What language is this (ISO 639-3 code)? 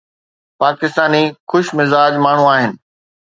snd